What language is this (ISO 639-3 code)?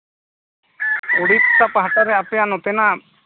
sat